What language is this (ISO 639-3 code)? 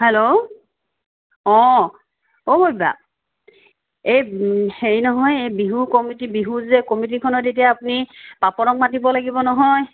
asm